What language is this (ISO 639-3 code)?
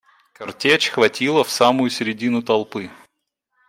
rus